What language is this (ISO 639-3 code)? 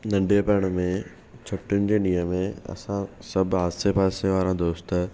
snd